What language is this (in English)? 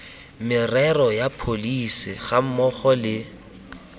Tswana